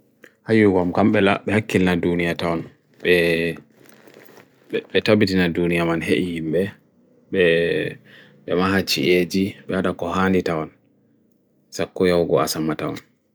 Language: Bagirmi Fulfulde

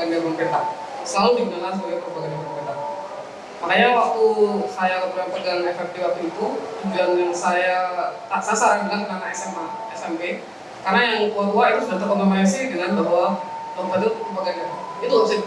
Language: Indonesian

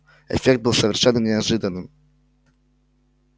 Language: Russian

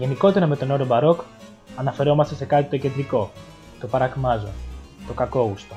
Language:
Greek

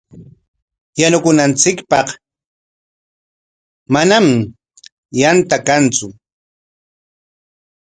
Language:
Corongo Ancash Quechua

